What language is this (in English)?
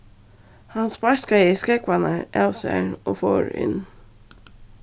Faroese